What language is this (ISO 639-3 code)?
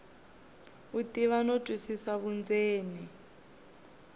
tso